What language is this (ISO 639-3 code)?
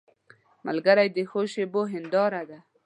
pus